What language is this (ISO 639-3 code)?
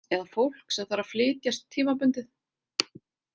isl